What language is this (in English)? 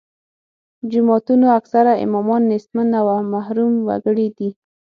Pashto